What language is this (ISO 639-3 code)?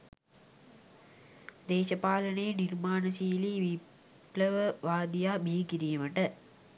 sin